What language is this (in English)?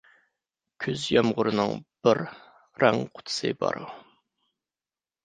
Uyghur